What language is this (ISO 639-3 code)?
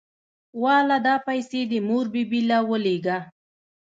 pus